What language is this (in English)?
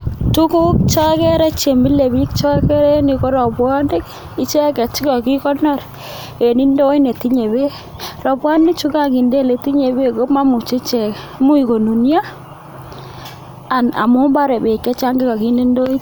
Kalenjin